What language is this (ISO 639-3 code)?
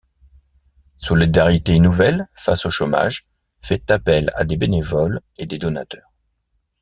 fra